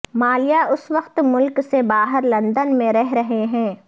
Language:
Urdu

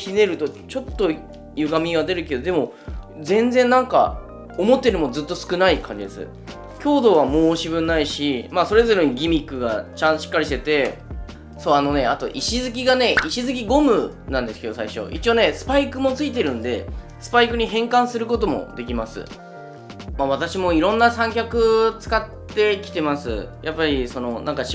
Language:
Japanese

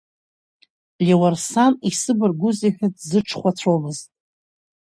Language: Abkhazian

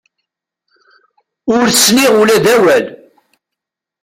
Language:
Kabyle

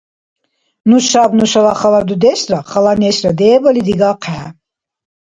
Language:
Dargwa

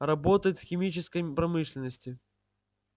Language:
Russian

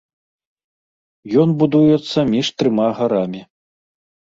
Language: Belarusian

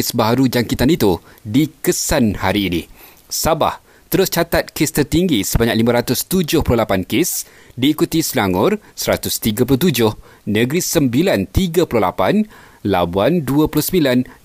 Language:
Malay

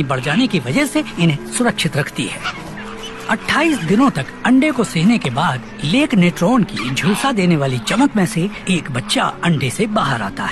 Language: Hindi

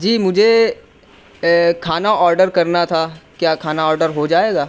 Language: Urdu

